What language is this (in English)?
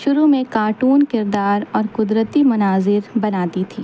Urdu